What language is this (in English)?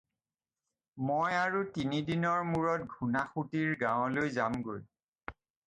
Assamese